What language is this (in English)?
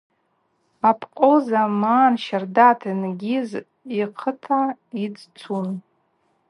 Abaza